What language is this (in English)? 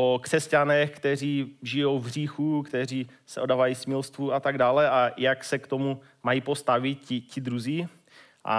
Czech